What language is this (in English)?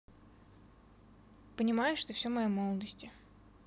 Russian